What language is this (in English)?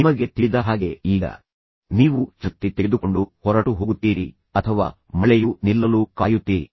Kannada